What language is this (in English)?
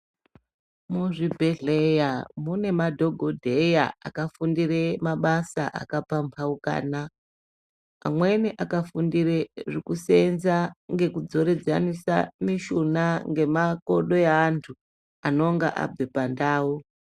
Ndau